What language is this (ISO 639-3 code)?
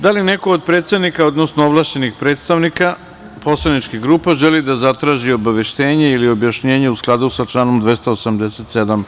srp